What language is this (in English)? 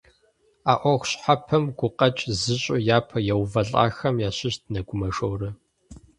Kabardian